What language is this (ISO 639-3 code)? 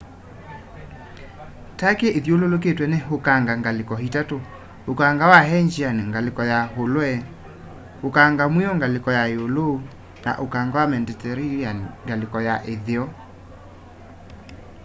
kam